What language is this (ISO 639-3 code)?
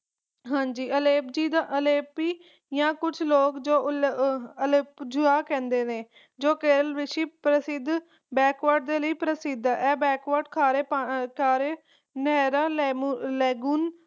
pan